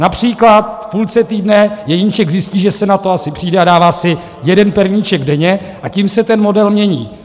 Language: Czech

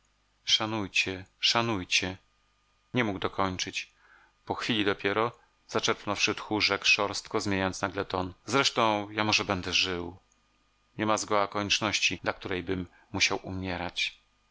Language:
Polish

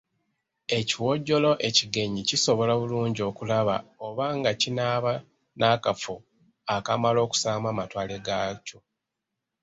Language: Ganda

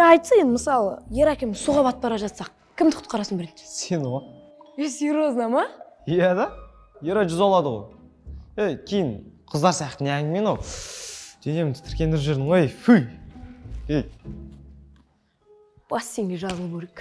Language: Kazakh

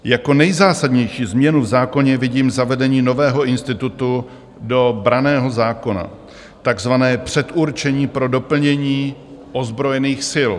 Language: Czech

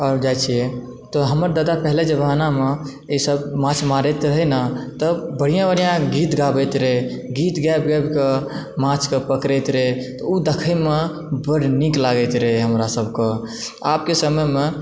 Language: Maithili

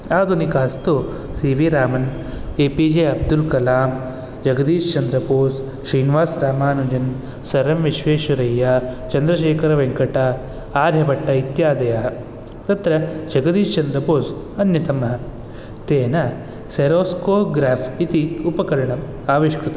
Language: Sanskrit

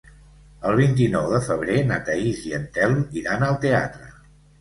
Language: Catalan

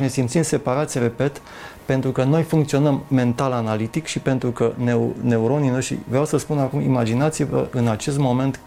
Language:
Romanian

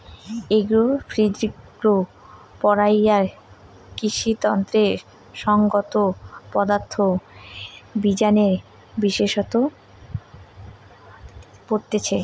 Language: Bangla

